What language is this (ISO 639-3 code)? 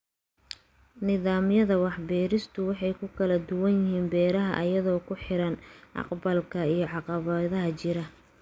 som